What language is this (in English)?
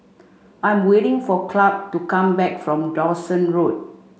English